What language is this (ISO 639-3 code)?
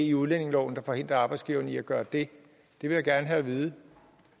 dan